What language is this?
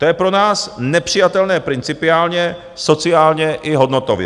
Czech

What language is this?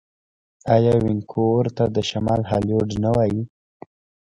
Pashto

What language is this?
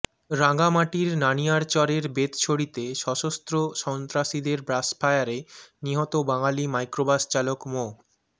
Bangla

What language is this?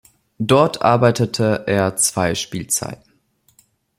German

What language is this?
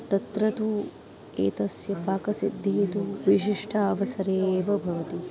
Sanskrit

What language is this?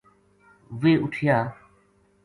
Gujari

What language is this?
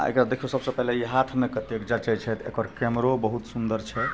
Maithili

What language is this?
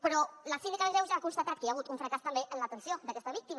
Catalan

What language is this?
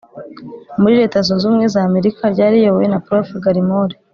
Kinyarwanda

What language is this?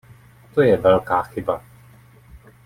Czech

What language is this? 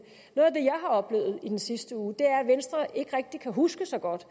Danish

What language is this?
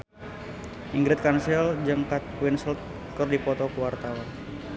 Sundanese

